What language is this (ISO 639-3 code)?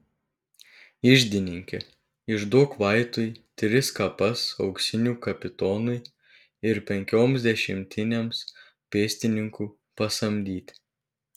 lit